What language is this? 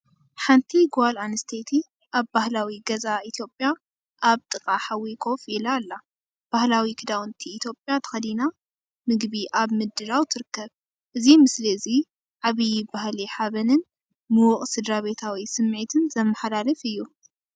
Tigrinya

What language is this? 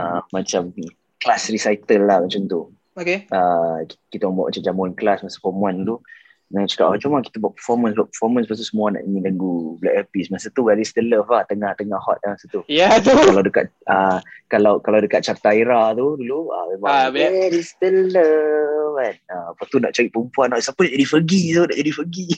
Malay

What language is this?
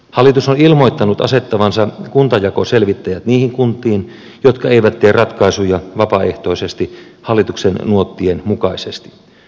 Finnish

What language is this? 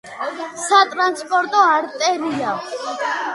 Georgian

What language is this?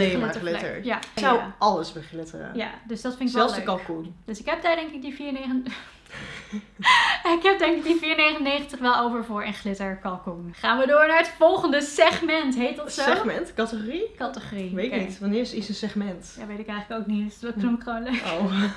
Dutch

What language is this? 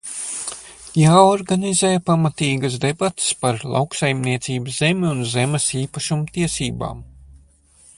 Latvian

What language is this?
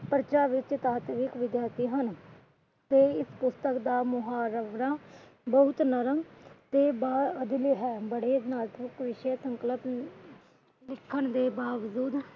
Punjabi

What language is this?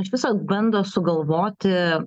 Lithuanian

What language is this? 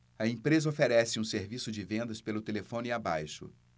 Portuguese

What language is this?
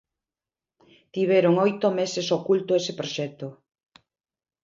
Galician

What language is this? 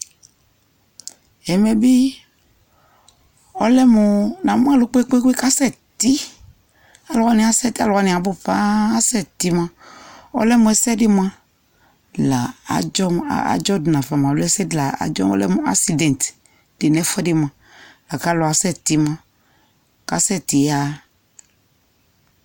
Ikposo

